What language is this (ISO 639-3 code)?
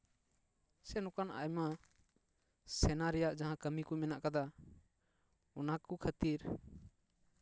sat